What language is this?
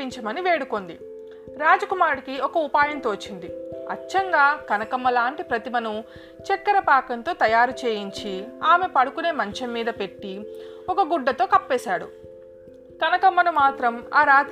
Telugu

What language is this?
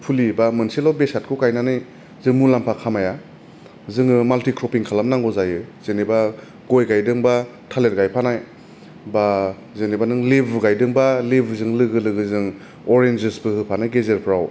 Bodo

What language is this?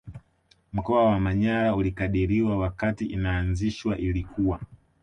Swahili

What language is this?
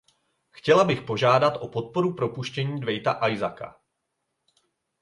Czech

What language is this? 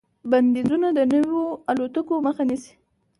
Pashto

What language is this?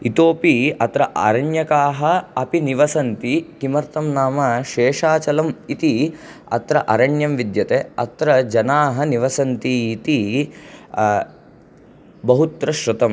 Sanskrit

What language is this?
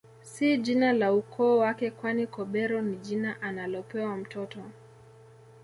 Swahili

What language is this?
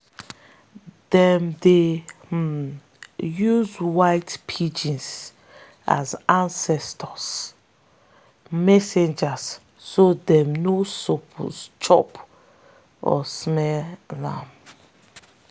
Nigerian Pidgin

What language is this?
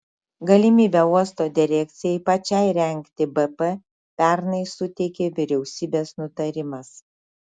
Lithuanian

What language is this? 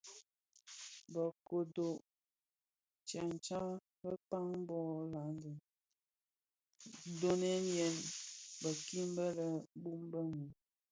Bafia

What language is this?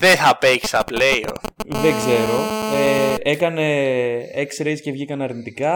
Greek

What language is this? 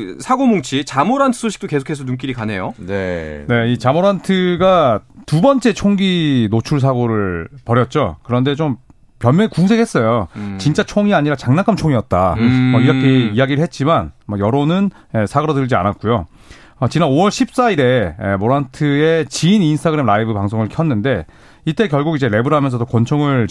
Korean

